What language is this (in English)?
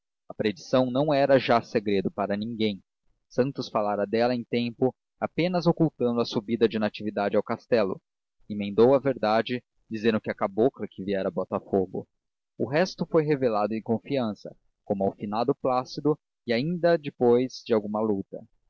Portuguese